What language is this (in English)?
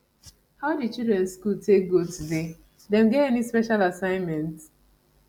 Nigerian Pidgin